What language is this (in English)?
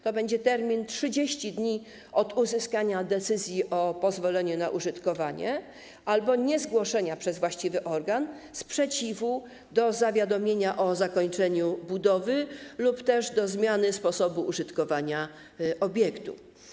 Polish